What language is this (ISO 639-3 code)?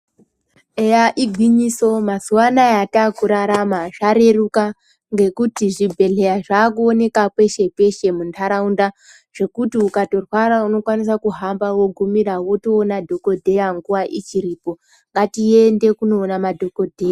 ndc